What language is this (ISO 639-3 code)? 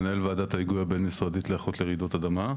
heb